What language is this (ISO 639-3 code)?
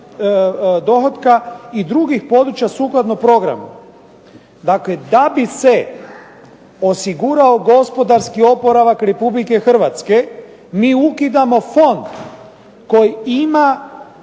hrv